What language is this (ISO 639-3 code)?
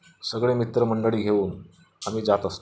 mar